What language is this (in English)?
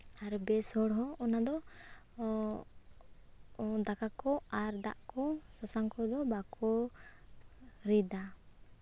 Santali